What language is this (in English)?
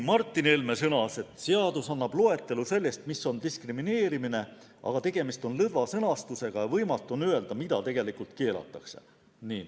Estonian